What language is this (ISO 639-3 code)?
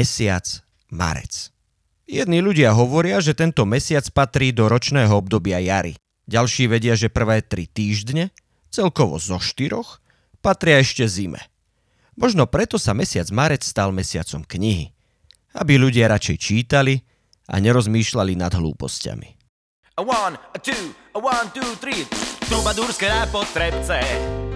slk